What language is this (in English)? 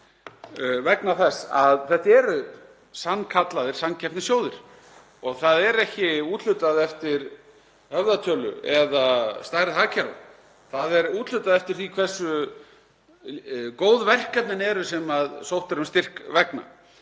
Icelandic